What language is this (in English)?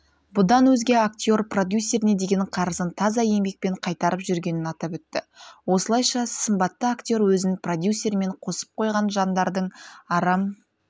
Kazakh